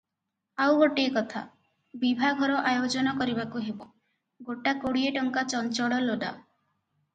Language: Odia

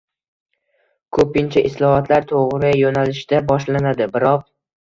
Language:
Uzbek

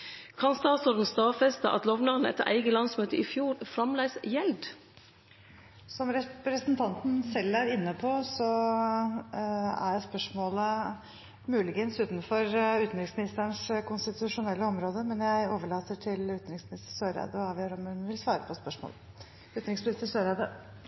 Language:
Norwegian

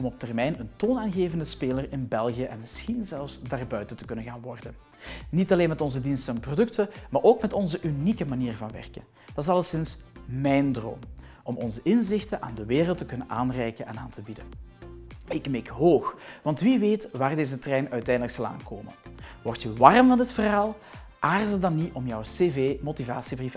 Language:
Dutch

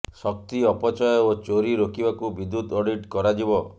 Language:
Odia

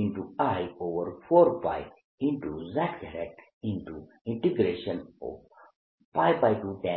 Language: Gujarati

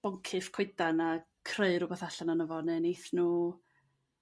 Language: Welsh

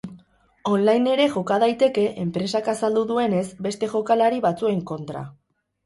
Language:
Basque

